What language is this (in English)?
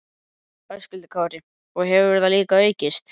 Icelandic